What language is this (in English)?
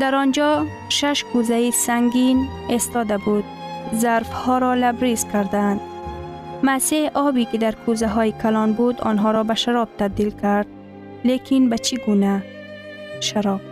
Persian